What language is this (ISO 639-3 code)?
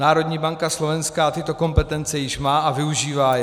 ces